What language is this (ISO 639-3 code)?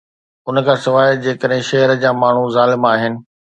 snd